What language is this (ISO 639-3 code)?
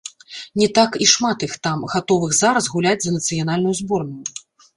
bel